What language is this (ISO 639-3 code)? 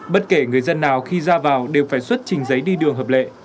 vie